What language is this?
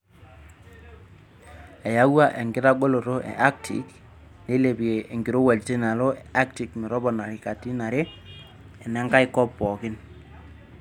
Masai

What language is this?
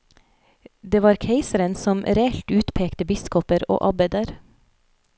Norwegian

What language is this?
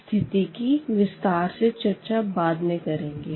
Hindi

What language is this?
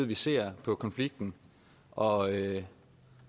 Danish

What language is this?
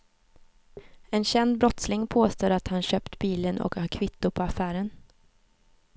Swedish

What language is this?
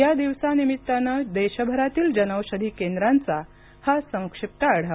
Marathi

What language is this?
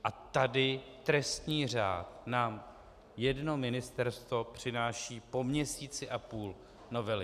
Czech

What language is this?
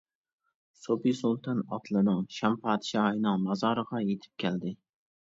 Uyghur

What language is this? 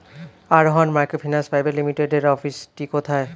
Bangla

